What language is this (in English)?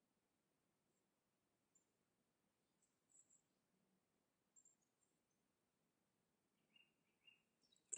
Czech